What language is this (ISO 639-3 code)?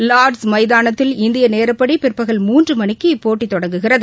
tam